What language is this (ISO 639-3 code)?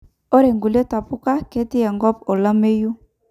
mas